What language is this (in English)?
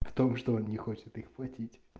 Russian